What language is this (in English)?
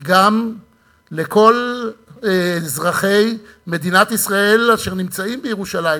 Hebrew